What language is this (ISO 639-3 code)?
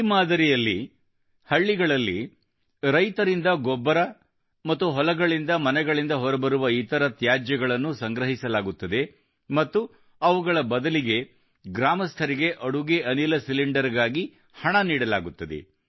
kan